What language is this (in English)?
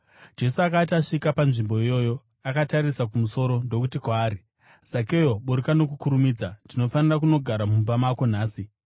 Shona